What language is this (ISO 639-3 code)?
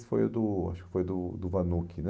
por